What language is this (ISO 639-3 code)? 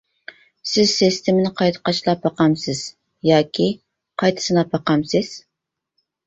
uig